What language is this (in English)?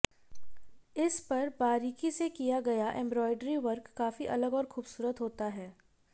Hindi